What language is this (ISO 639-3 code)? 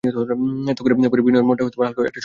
ben